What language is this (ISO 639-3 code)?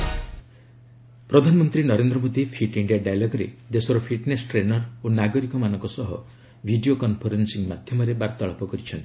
ori